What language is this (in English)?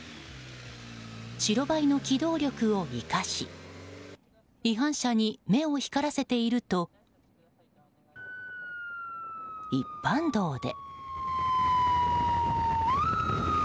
Japanese